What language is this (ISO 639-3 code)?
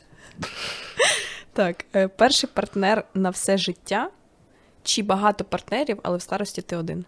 ukr